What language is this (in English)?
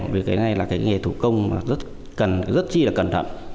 Vietnamese